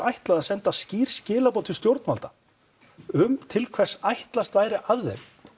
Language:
Icelandic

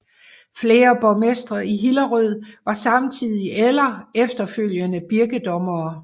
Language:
Danish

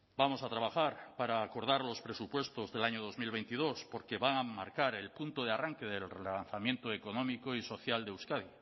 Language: Spanish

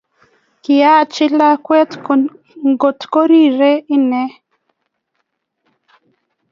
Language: Kalenjin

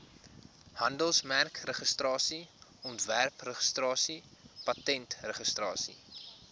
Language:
Afrikaans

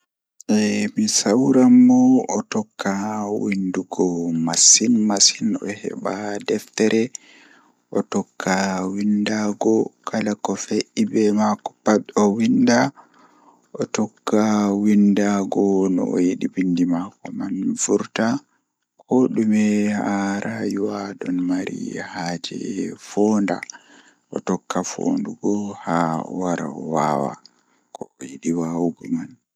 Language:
Fula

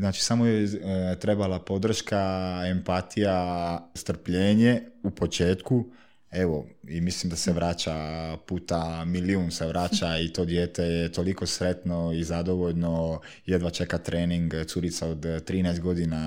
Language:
Croatian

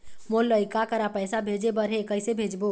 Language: Chhattisgarhi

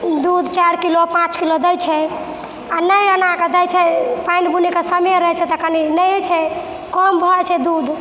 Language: Maithili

